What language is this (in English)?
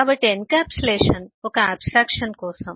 Telugu